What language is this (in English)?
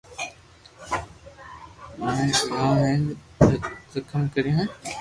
Loarki